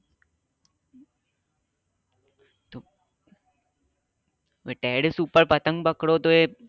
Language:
Gujarati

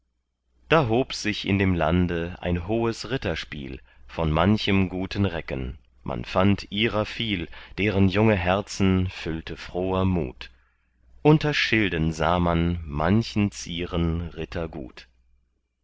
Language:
German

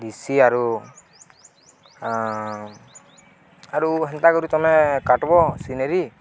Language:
Odia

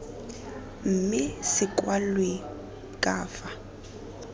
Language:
Tswana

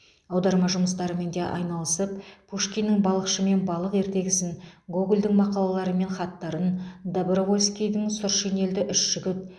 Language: Kazakh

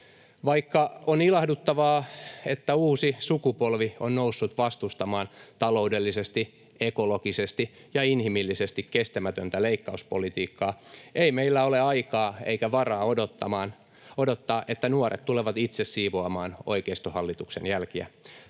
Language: Finnish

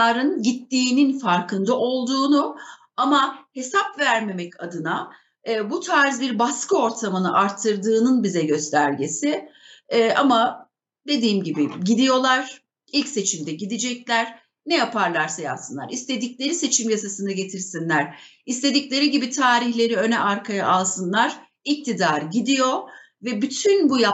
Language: Turkish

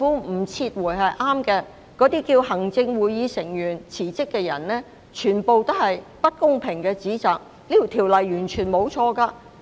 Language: Cantonese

